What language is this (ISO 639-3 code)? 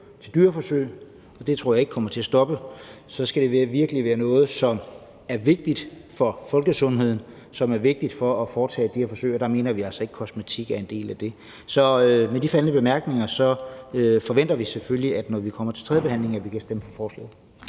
dan